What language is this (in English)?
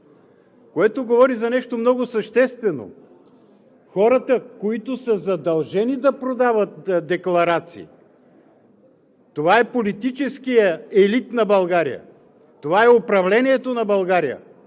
Bulgarian